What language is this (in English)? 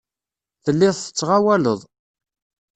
Kabyle